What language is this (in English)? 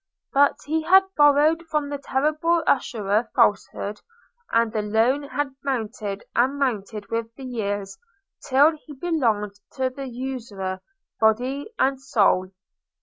English